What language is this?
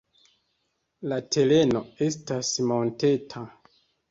Esperanto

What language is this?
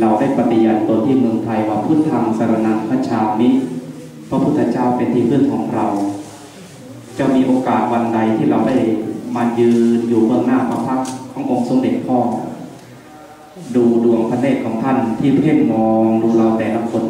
Thai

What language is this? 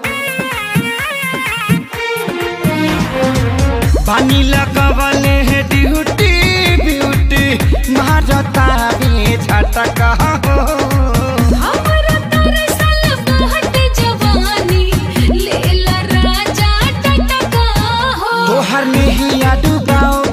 Hindi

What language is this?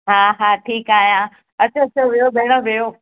Sindhi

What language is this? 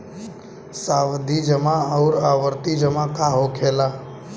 Bhojpuri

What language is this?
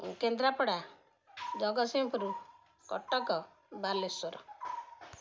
Odia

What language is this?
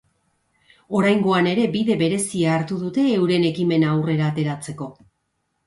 Basque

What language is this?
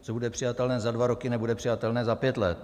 Czech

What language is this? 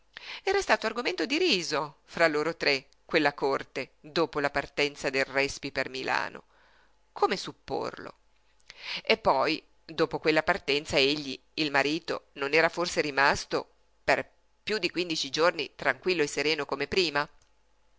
Italian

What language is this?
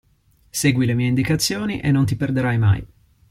Italian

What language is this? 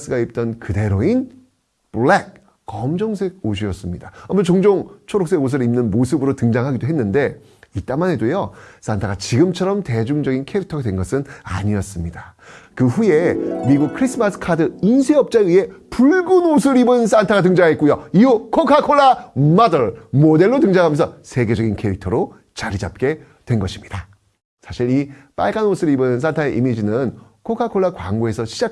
Korean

